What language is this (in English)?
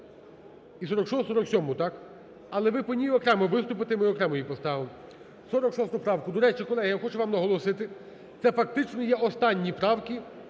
Ukrainian